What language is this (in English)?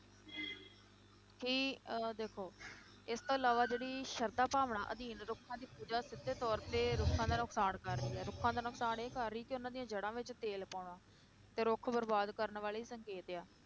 Punjabi